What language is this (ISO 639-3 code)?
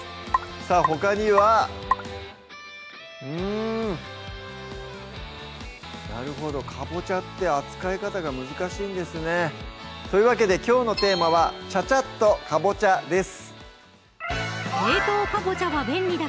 jpn